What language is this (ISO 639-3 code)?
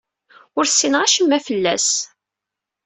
kab